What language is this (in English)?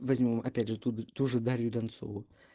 Russian